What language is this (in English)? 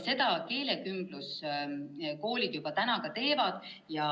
Estonian